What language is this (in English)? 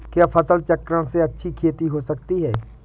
Hindi